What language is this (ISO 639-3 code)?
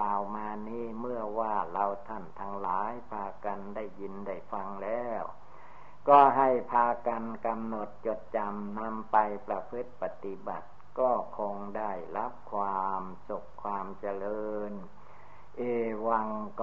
tha